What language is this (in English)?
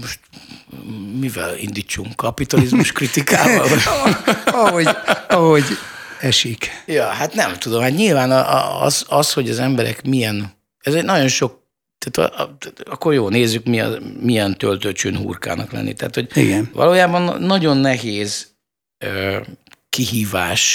Hungarian